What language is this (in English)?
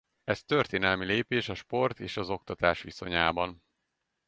Hungarian